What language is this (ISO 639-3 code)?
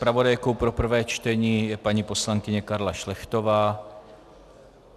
ces